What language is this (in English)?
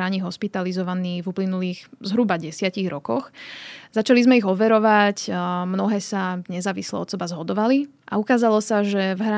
Slovak